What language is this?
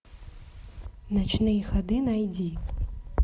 Russian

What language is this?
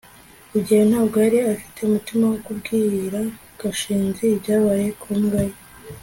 Kinyarwanda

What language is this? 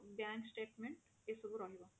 Odia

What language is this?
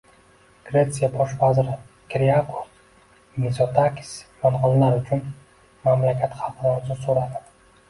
Uzbek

